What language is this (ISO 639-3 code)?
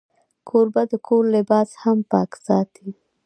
pus